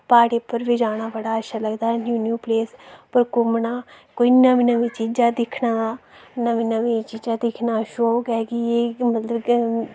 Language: Dogri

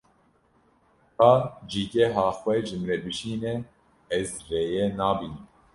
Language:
Kurdish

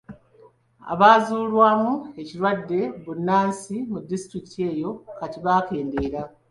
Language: Ganda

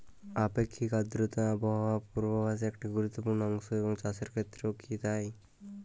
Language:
Bangla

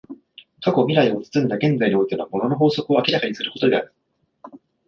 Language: Japanese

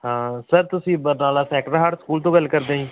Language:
Punjabi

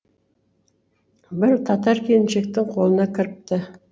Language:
Kazakh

